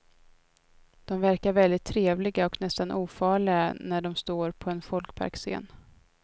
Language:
Swedish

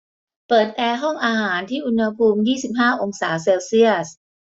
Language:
Thai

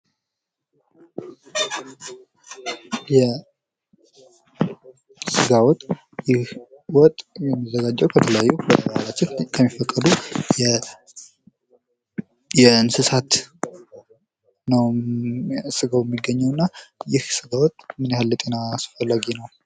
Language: Amharic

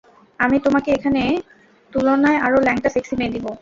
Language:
Bangla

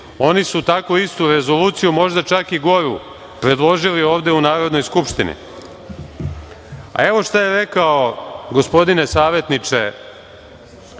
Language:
Serbian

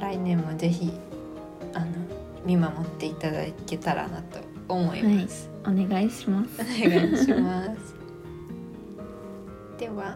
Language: Japanese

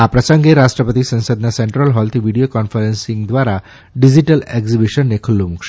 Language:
Gujarati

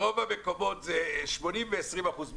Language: Hebrew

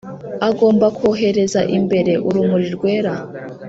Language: Kinyarwanda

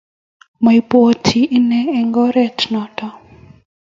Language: Kalenjin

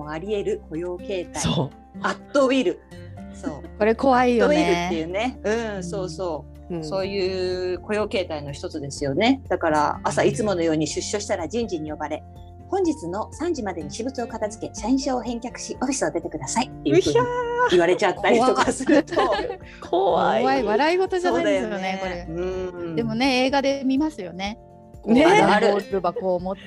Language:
Japanese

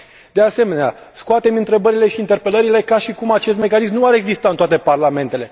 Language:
Romanian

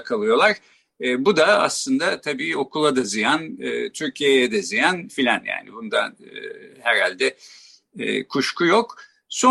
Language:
Turkish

